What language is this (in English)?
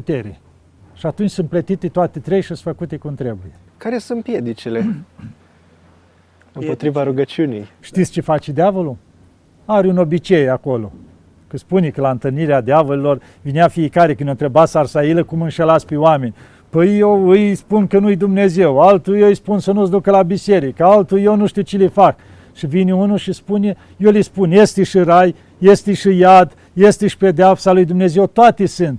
Romanian